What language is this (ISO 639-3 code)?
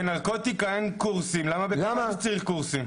heb